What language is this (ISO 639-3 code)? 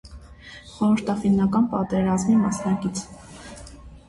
hye